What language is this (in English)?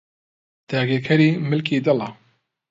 Central Kurdish